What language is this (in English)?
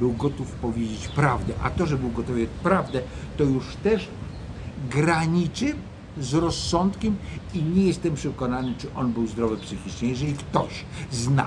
Polish